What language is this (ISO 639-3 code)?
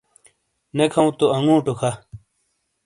scl